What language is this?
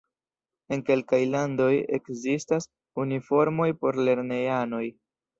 Esperanto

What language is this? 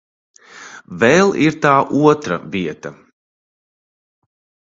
Latvian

